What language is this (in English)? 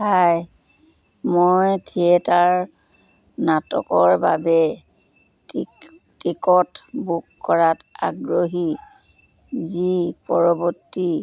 Assamese